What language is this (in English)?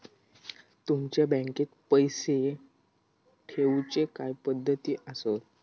Marathi